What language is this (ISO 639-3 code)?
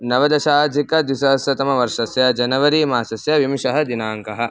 san